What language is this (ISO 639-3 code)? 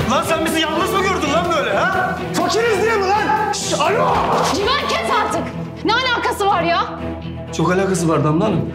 tur